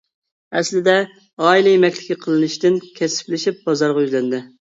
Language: Uyghur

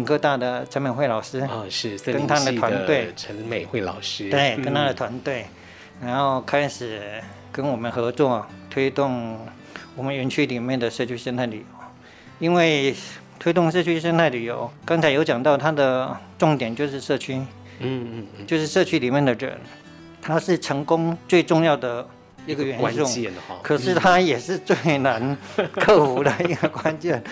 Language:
Chinese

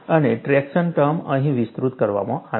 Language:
Gujarati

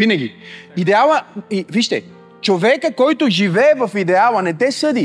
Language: Bulgarian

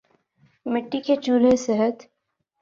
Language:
Urdu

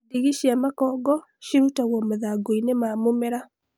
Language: Kikuyu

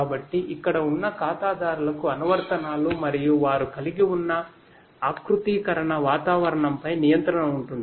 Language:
Telugu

